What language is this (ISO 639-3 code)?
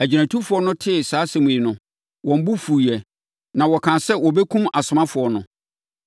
aka